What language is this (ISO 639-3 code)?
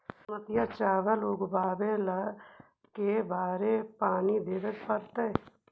mag